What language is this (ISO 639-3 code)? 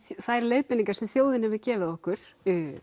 isl